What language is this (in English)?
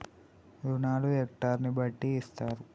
Telugu